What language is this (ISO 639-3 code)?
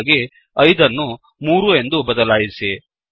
kan